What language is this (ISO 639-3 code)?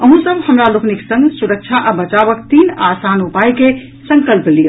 mai